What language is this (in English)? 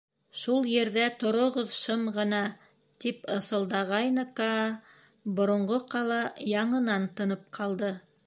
Bashkir